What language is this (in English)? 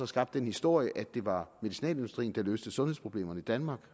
Danish